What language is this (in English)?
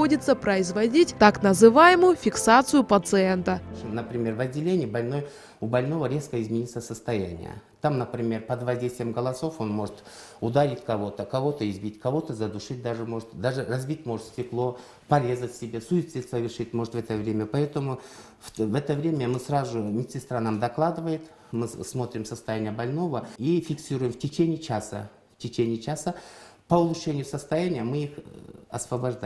Russian